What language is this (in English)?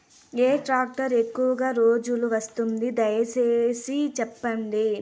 Telugu